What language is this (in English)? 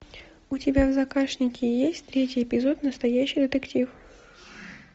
Russian